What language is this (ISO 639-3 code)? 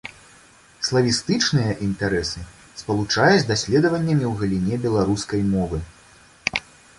bel